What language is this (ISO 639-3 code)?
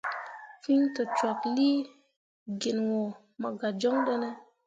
mua